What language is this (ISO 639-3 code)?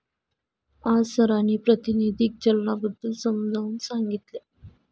mar